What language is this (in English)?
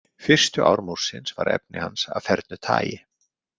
Icelandic